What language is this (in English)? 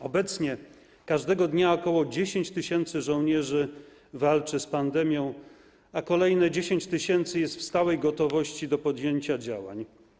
Polish